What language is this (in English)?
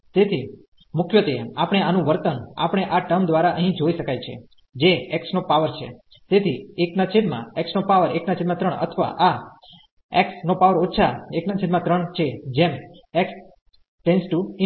Gujarati